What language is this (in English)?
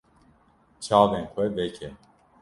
Kurdish